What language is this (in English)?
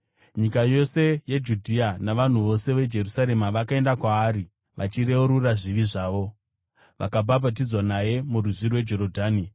Shona